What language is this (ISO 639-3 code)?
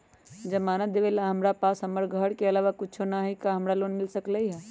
mag